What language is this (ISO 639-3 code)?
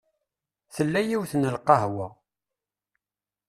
kab